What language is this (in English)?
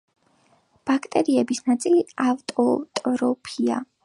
Georgian